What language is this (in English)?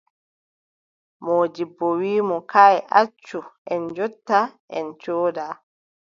Adamawa Fulfulde